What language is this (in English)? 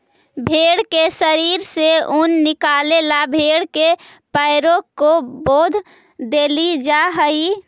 Magahi